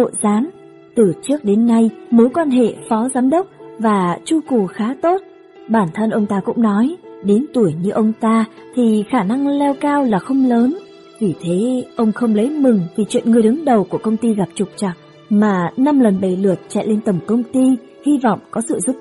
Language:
Vietnamese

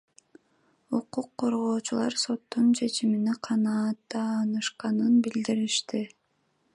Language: Kyrgyz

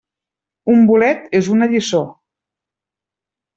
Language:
Catalan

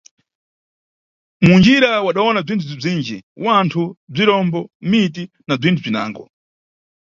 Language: Nyungwe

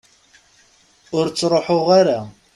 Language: Kabyle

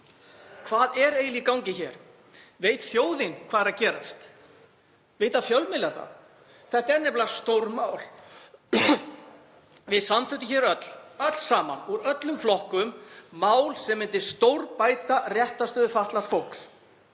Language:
Icelandic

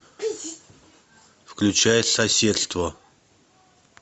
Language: Russian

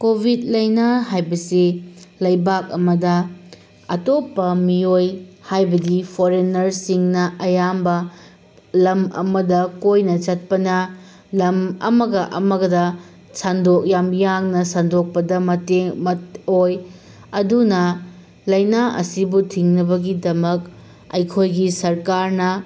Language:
Manipuri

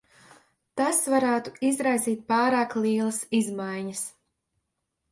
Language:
Latvian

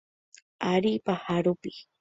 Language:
Guarani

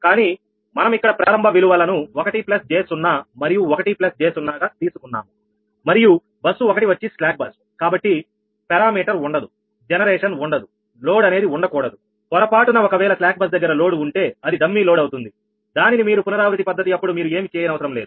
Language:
Telugu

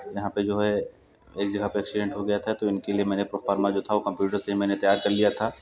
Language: Hindi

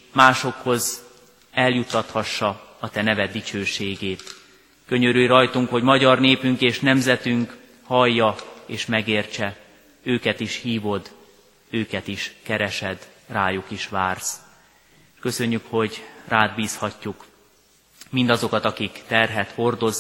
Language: Hungarian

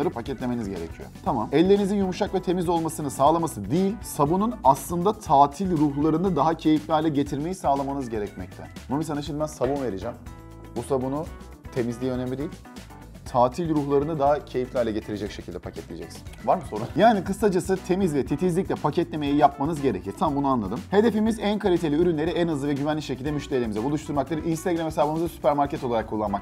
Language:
Turkish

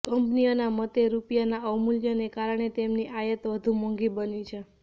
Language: Gujarati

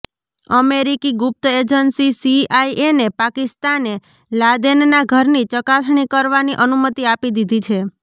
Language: Gujarati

